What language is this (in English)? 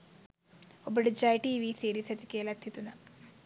Sinhala